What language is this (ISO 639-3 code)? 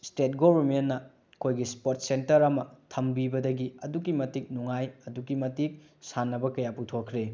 mni